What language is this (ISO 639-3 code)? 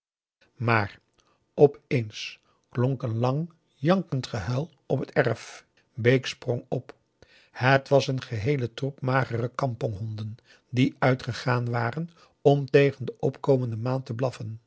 nld